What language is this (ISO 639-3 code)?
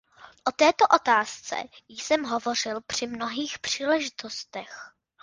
ces